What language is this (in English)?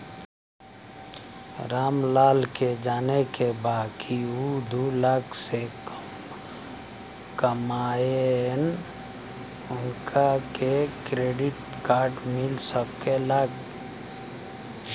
Bhojpuri